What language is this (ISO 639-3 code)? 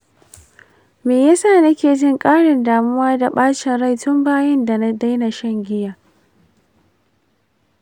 hau